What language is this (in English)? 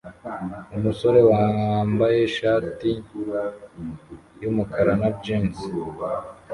Kinyarwanda